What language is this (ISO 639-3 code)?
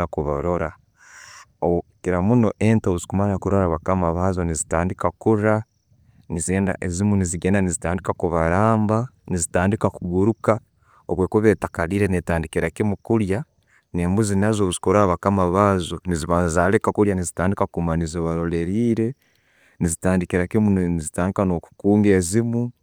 ttj